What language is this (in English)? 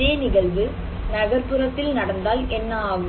Tamil